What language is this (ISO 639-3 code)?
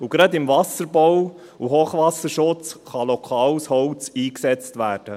gsw